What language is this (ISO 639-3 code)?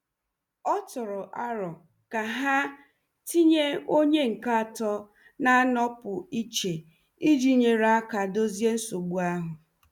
ibo